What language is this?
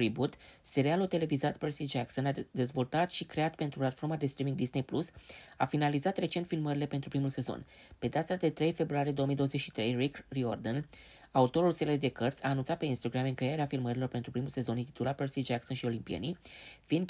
Romanian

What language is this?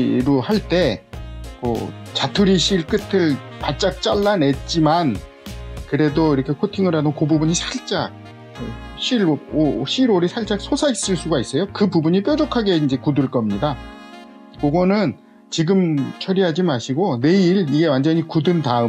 Korean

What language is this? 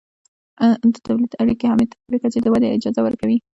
Pashto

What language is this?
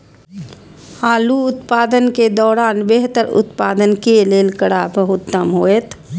Maithili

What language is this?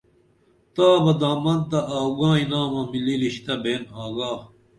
Dameli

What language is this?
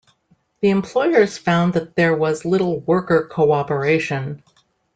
English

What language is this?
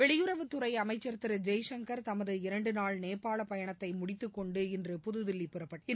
Tamil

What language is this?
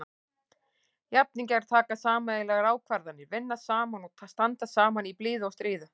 Icelandic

